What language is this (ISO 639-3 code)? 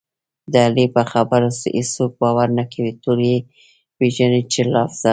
pus